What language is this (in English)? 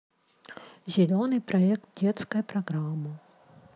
Russian